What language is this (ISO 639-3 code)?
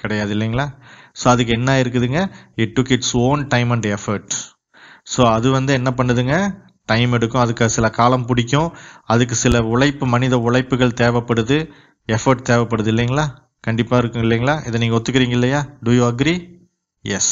tam